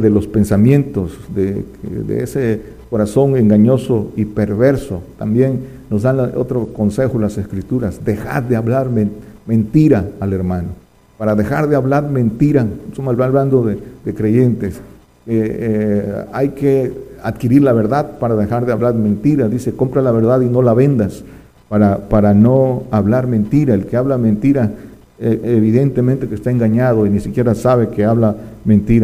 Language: Spanish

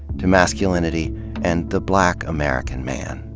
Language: English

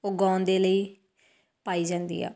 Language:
Punjabi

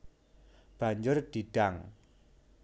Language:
Javanese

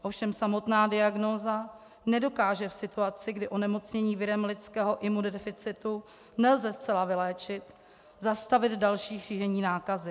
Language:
Czech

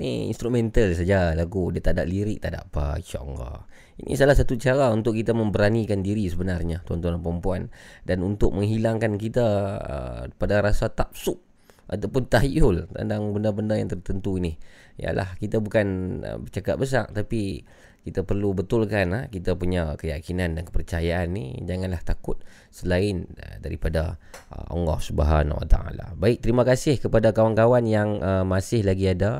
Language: Malay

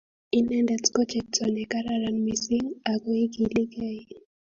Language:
Kalenjin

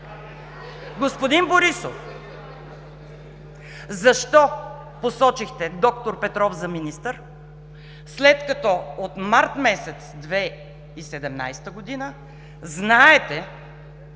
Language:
Bulgarian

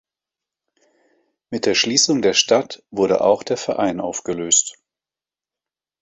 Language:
German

